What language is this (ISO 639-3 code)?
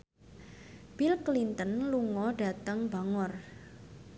jav